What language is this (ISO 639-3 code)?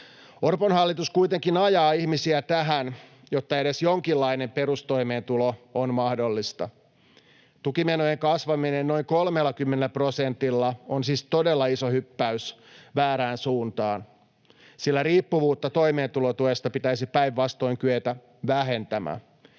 fin